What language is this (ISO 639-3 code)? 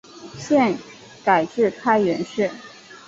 zho